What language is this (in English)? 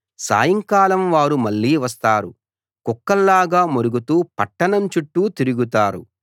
Telugu